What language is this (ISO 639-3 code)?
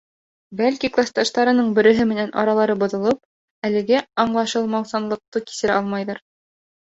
bak